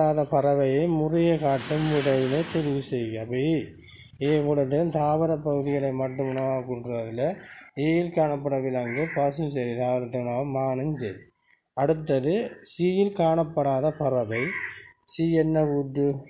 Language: Tamil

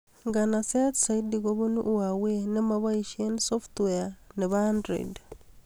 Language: Kalenjin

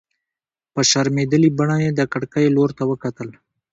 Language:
Pashto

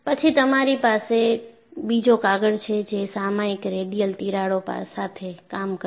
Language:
Gujarati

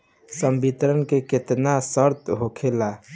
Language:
Bhojpuri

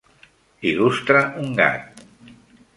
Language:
Catalan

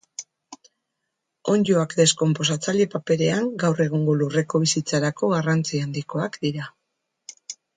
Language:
Basque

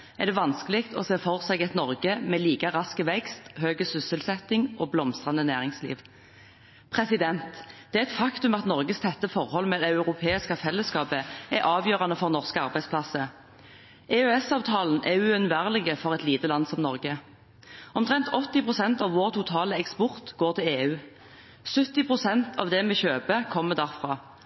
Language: Norwegian Bokmål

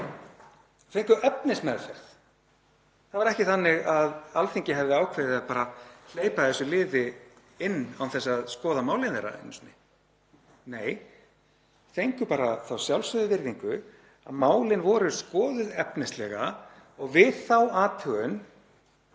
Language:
Icelandic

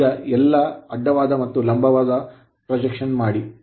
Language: Kannada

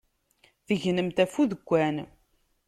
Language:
Kabyle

